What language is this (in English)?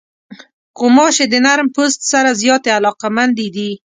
Pashto